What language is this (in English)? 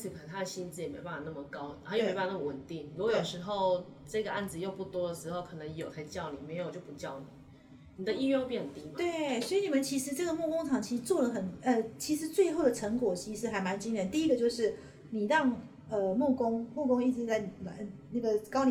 Chinese